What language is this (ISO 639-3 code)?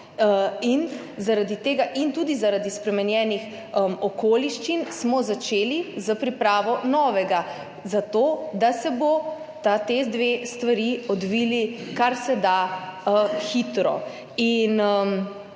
slv